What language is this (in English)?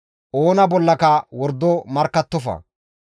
Gamo